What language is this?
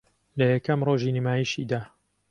Central Kurdish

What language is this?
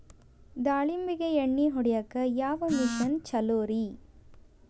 Kannada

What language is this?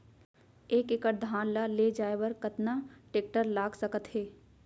Chhattisgarhi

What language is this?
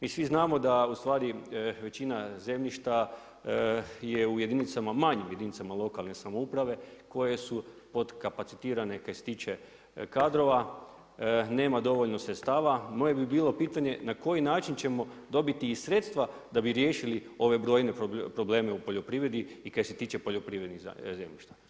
Croatian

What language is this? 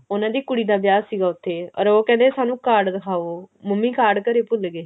Punjabi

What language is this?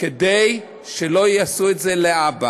Hebrew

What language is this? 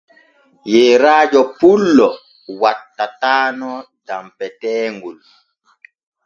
Borgu Fulfulde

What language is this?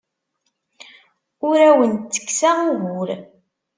Kabyle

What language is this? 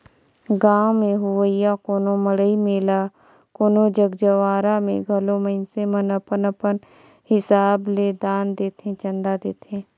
Chhattisgarhi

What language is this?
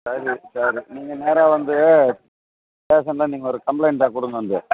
Tamil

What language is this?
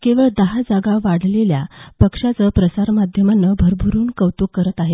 Marathi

